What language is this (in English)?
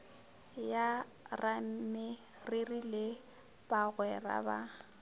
Northern Sotho